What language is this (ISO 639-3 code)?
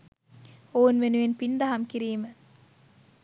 sin